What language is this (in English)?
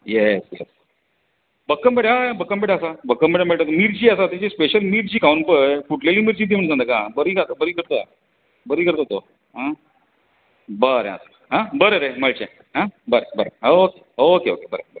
Konkani